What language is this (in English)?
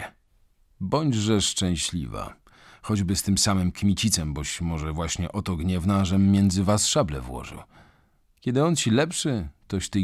Polish